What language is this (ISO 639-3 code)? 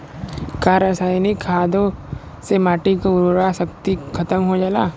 bho